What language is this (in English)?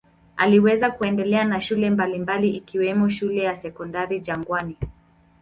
Swahili